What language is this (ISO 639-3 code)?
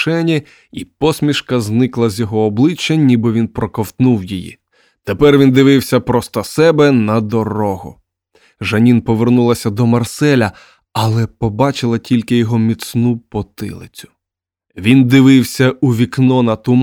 ukr